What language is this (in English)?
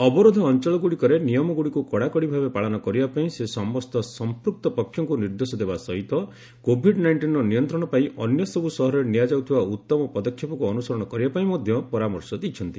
Odia